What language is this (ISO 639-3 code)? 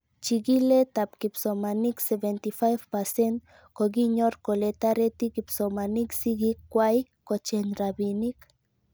kln